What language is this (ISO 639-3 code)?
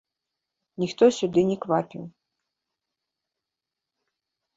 bel